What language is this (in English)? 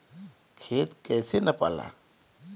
Bhojpuri